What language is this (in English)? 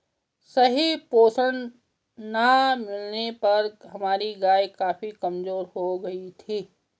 Hindi